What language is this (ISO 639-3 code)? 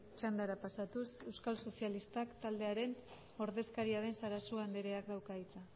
eus